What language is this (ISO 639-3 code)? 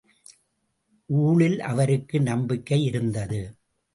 tam